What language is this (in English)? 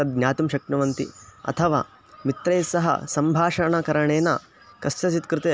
Sanskrit